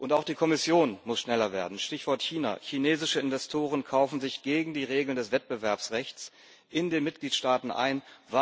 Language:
German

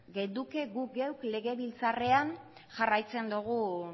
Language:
Basque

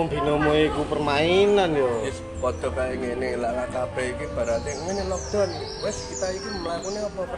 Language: Indonesian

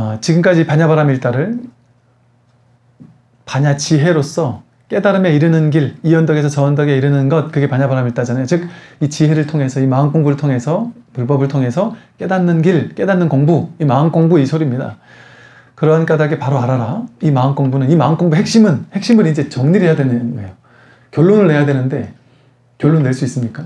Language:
Korean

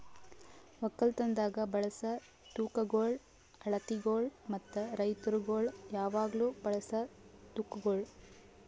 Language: Kannada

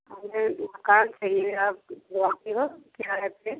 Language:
Hindi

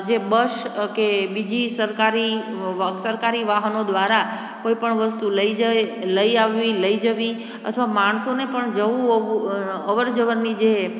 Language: Gujarati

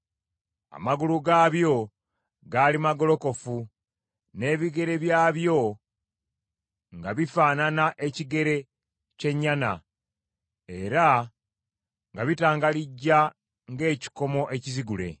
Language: Ganda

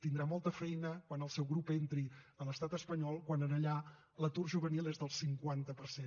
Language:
Catalan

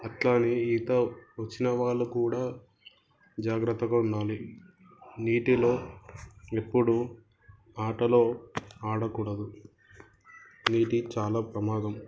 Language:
Telugu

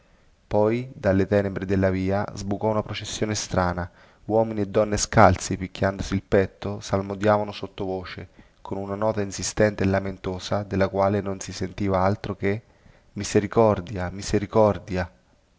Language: Italian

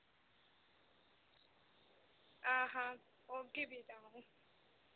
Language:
Dogri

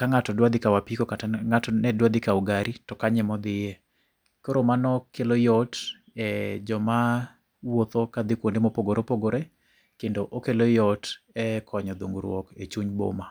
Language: Luo (Kenya and Tanzania)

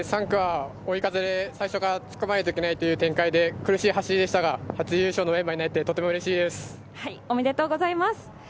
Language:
Japanese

